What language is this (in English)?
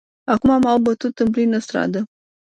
Romanian